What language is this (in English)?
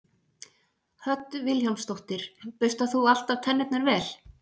Icelandic